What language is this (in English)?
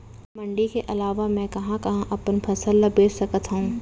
Chhattisgarhi